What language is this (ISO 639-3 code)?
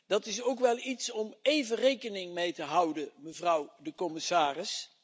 nld